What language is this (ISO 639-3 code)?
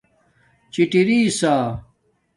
dmk